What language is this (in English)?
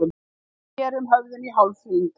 Icelandic